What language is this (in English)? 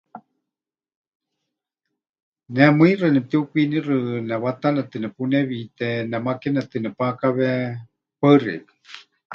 Huichol